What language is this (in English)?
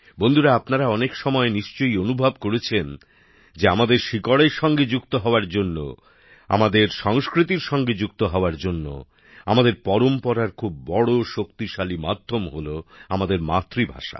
Bangla